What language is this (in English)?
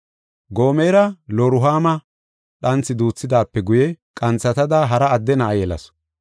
Gofa